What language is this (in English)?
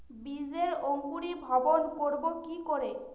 Bangla